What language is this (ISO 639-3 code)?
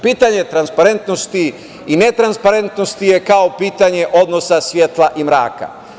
srp